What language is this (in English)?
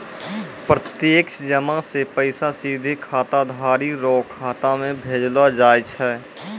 Maithili